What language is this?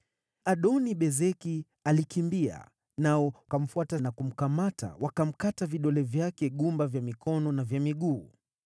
Swahili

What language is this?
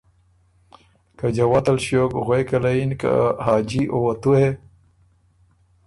Ormuri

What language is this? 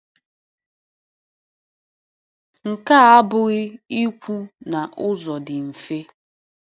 Igbo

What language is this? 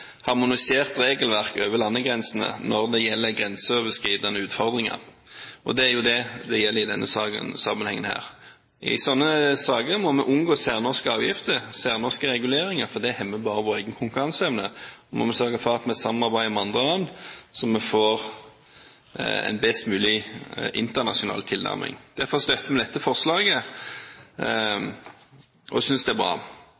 Norwegian Bokmål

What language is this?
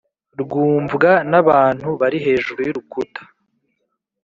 Kinyarwanda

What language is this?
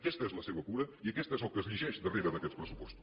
Catalan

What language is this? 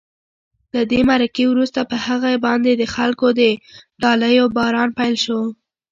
Pashto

